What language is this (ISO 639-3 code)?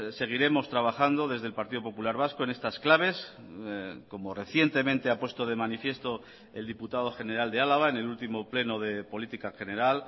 spa